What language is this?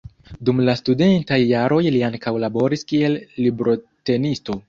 Esperanto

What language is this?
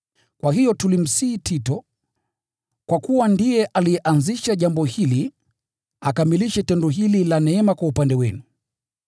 Swahili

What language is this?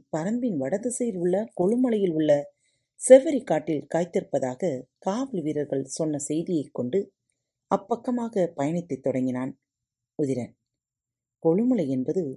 Tamil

